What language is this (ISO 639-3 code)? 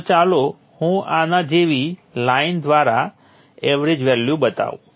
guj